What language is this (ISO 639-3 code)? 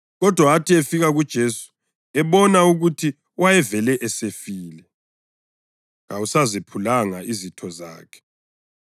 nde